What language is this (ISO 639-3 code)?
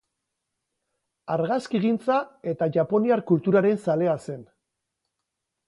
eus